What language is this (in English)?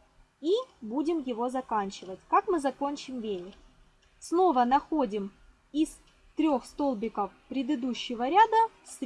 Russian